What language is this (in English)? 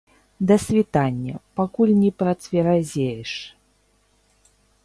Belarusian